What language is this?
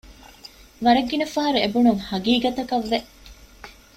Divehi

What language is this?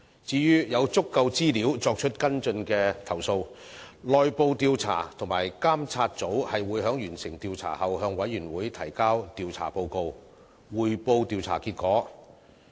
Cantonese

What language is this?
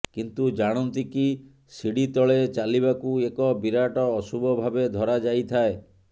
Odia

